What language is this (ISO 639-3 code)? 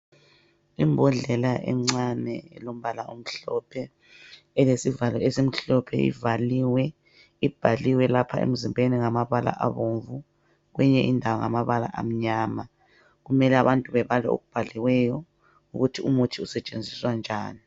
nde